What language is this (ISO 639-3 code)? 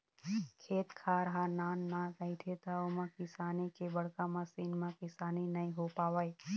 hne